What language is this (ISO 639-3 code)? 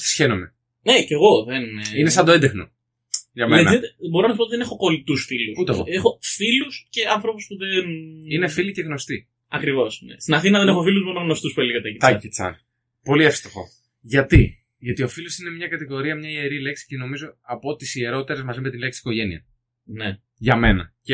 ell